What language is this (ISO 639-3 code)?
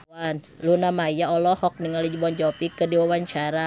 sun